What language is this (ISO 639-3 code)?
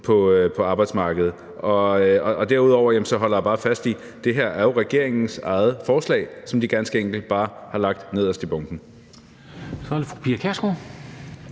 dan